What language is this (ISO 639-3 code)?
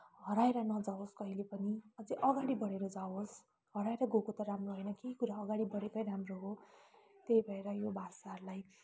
nep